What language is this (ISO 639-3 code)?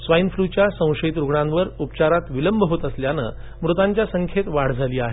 mar